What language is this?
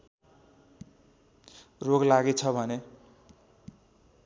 Nepali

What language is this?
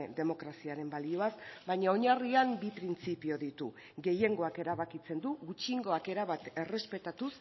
Basque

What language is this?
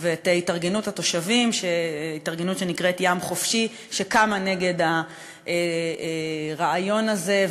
Hebrew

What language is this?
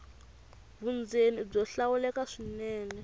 Tsonga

